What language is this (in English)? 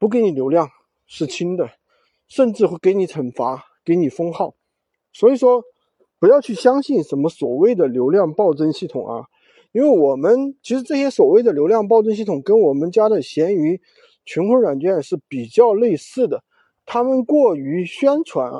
Chinese